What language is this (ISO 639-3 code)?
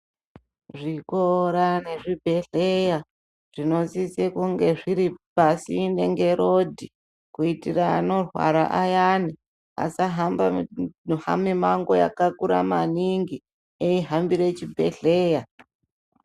ndc